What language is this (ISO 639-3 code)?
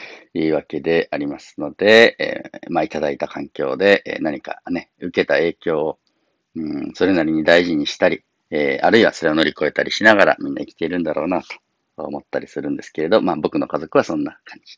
jpn